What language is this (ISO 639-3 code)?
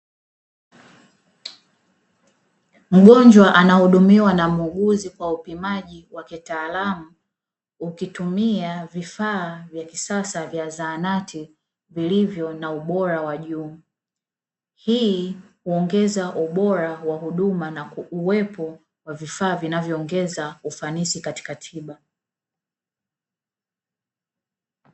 swa